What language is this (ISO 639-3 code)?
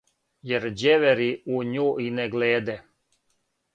srp